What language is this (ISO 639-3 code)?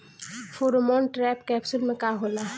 bho